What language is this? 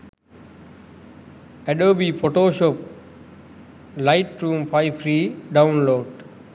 Sinhala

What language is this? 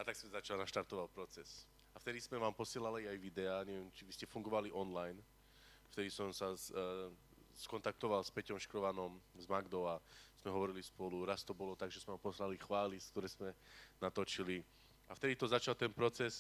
Slovak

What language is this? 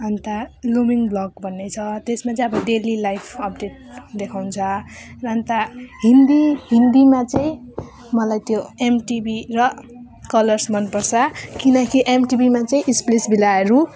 Nepali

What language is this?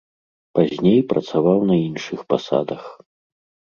Belarusian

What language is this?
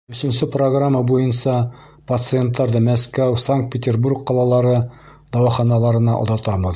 Bashkir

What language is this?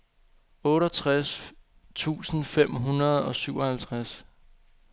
Danish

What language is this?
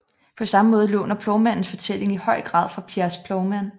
Danish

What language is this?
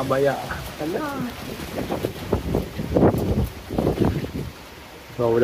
Filipino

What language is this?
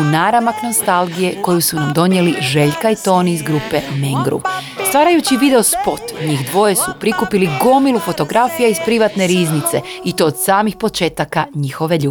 Croatian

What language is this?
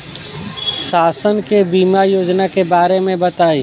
Bhojpuri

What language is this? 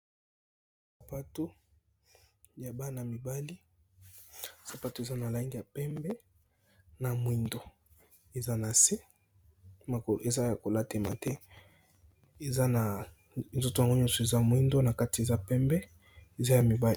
Lingala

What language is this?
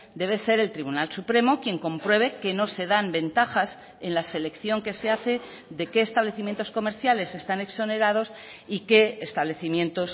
Spanish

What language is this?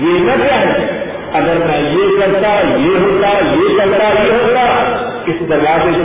Urdu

